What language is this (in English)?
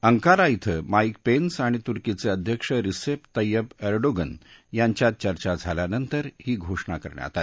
Marathi